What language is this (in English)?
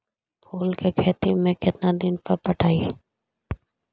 Magahi